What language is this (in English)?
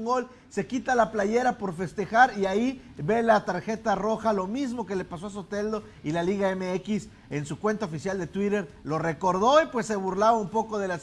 Spanish